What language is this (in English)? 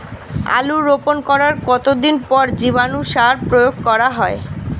Bangla